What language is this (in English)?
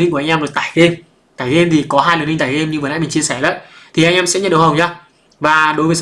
Vietnamese